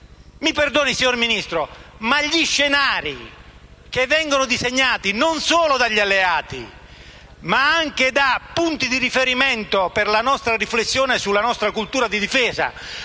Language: Italian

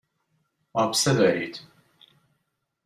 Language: Persian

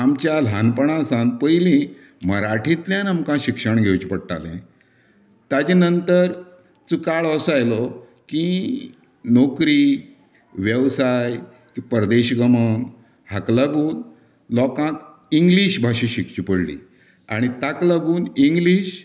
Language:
Konkani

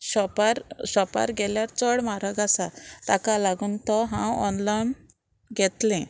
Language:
Konkani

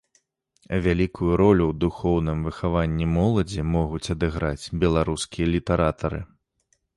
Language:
Belarusian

